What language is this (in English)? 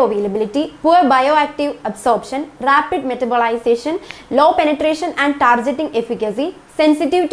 Malayalam